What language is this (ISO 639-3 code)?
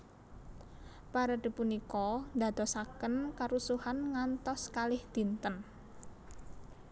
jav